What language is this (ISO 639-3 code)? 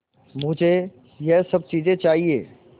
hin